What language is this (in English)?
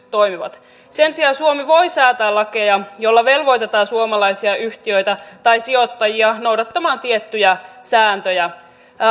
Finnish